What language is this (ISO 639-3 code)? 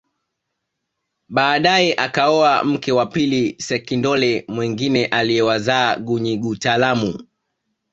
swa